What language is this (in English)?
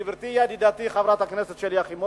Hebrew